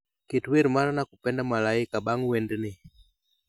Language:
Luo (Kenya and Tanzania)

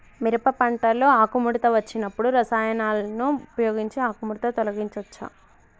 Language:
Telugu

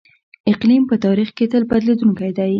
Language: Pashto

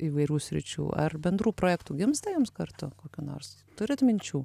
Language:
Lithuanian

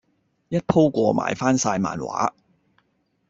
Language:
Cantonese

